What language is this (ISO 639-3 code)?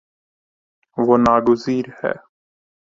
urd